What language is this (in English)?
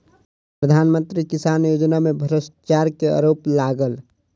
Maithili